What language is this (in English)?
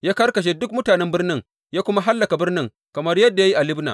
Hausa